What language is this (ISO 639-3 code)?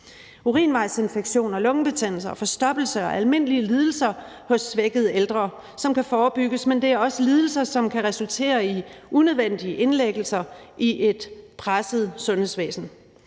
dan